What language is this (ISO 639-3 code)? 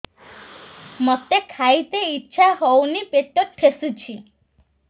ori